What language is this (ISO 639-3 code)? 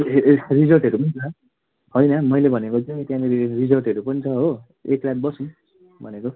nep